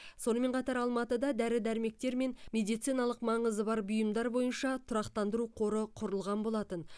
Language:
Kazakh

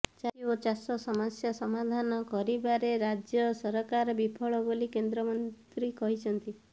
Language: Odia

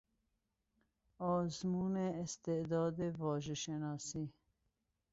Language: Persian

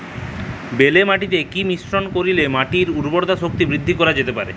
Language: Bangla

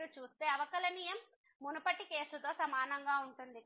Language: Telugu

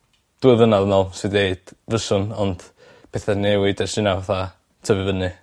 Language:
Welsh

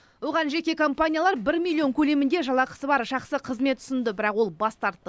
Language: Kazakh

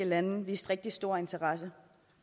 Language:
Danish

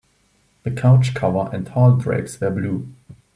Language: English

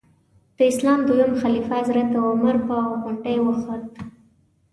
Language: Pashto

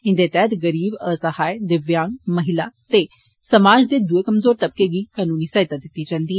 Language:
Dogri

